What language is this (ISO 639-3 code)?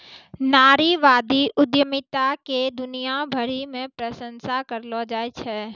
mai